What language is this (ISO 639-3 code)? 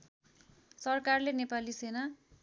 nep